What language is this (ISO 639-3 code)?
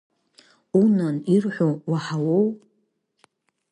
abk